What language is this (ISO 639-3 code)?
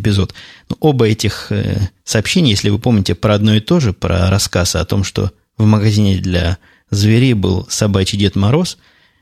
rus